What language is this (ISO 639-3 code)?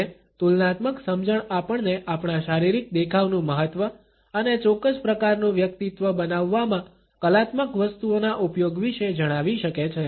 guj